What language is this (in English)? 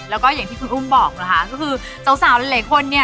Thai